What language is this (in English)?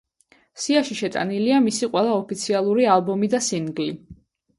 Georgian